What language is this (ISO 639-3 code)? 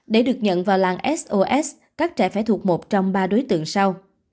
vie